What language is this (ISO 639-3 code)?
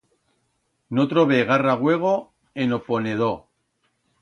arg